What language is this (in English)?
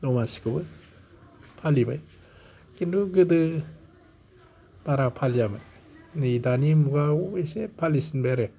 Bodo